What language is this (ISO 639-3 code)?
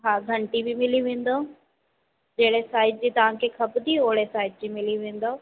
snd